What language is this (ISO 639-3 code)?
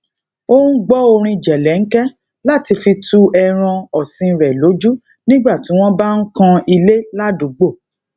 yor